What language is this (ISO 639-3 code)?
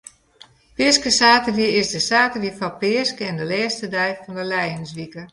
fry